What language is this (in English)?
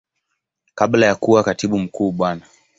Swahili